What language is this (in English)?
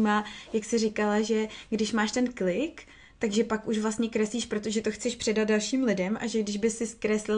Czech